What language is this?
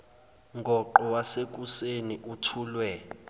Zulu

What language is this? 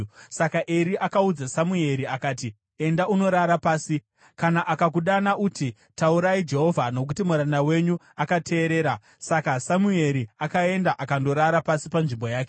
Shona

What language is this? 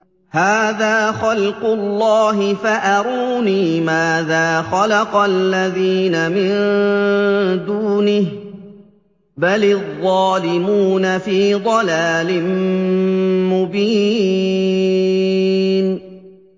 Arabic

